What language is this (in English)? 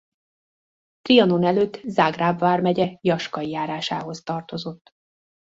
Hungarian